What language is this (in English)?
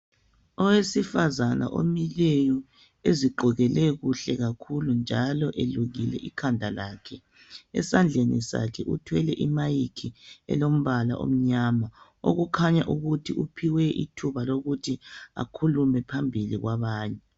North Ndebele